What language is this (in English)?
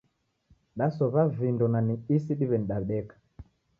Taita